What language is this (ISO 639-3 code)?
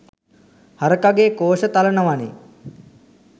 sin